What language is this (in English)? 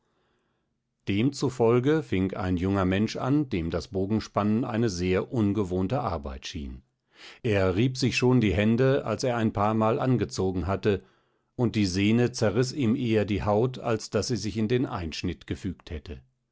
German